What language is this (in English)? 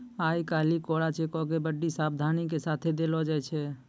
Maithili